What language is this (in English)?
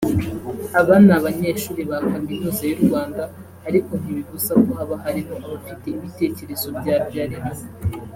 Kinyarwanda